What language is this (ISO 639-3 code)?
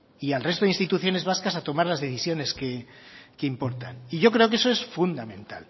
spa